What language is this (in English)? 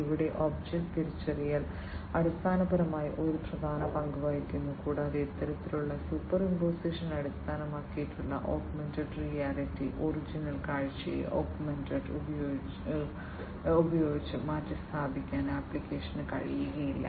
Malayalam